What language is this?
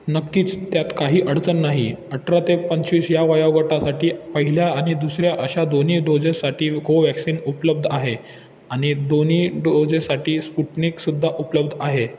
Marathi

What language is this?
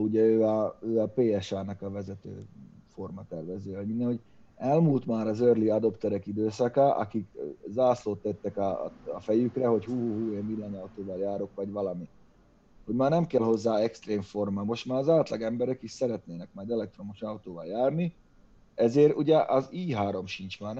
Hungarian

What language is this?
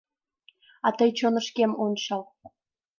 Mari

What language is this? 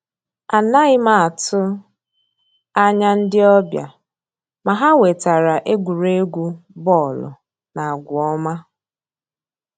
Igbo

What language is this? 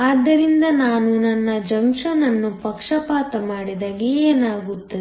Kannada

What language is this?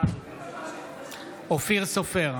Hebrew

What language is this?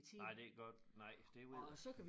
Danish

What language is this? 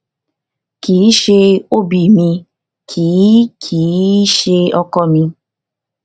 Yoruba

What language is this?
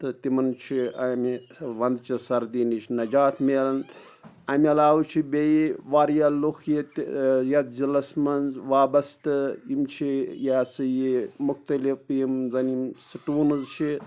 Kashmiri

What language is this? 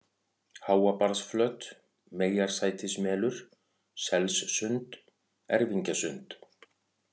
Icelandic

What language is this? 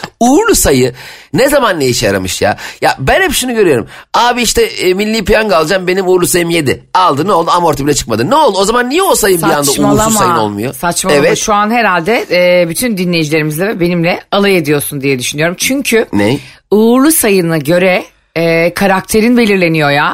Turkish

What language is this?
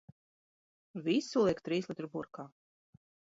Latvian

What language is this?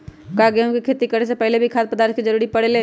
Magahi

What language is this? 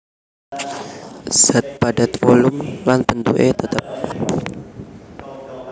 Javanese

